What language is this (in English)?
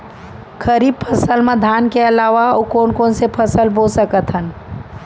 Chhattisgarhi